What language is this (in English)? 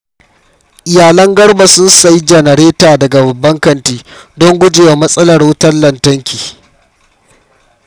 Hausa